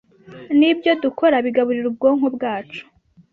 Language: Kinyarwanda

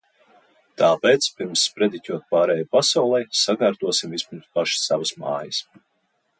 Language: Latvian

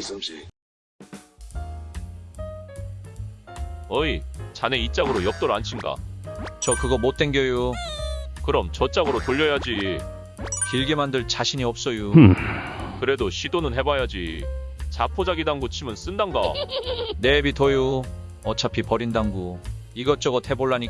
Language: Korean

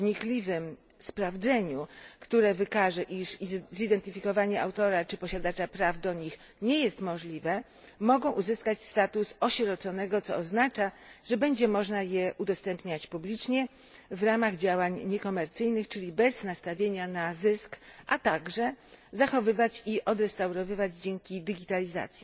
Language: Polish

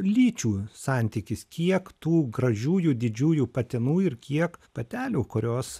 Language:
Lithuanian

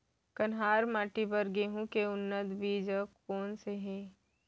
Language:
Chhattisgarhi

